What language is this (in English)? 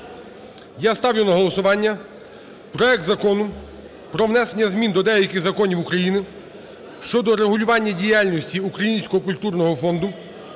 Ukrainian